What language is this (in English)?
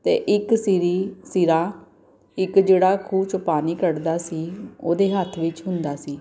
Punjabi